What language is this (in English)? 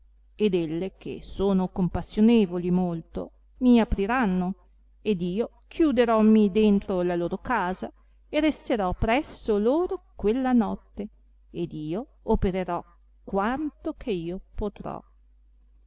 Italian